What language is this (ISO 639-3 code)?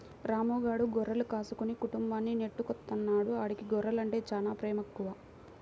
tel